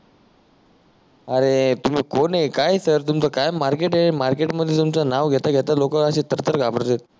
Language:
Marathi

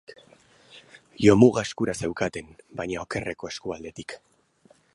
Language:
Basque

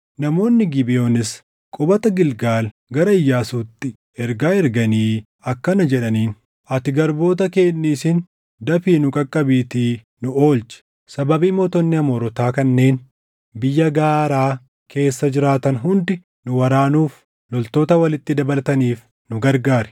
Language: Oromo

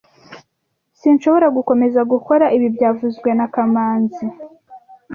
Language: Kinyarwanda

